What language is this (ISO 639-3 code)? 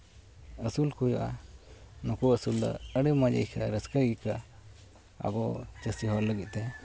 sat